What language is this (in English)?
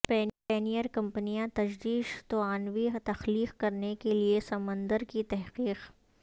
Urdu